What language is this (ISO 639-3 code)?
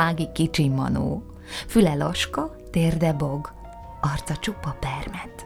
hun